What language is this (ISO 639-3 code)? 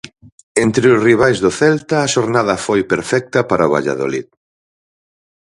glg